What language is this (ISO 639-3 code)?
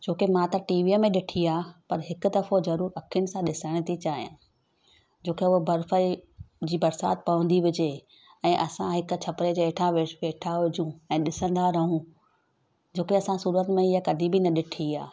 snd